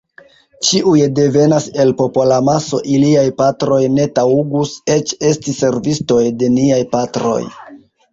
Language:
Esperanto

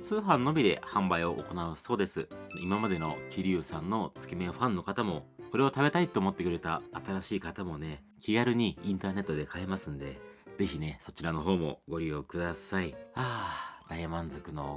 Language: Japanese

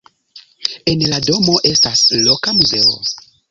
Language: Esperanto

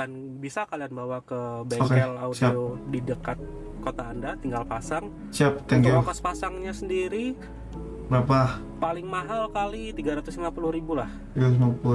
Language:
Indonesian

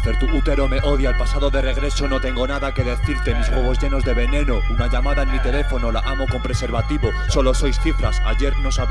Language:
Spanish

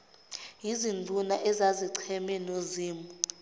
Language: Zulu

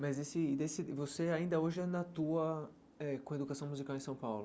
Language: Portuguese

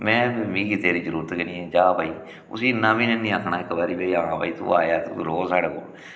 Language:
Dogri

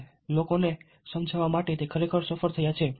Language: Gujarati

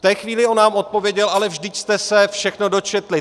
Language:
Czech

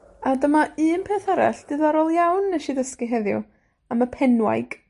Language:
Welsh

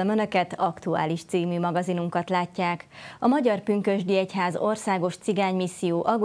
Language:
Hungarian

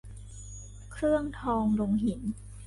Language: Thai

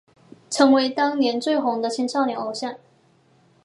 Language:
Chinese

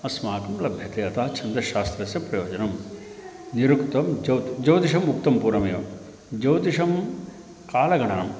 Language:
Sanskrit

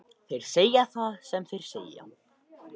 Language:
Icelandic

